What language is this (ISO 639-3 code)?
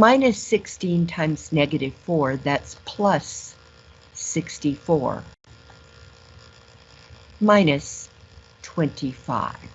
eng